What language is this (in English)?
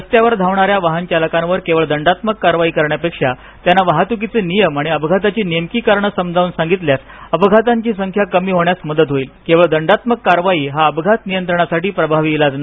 Marathi